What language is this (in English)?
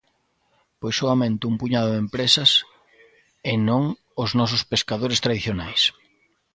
Galician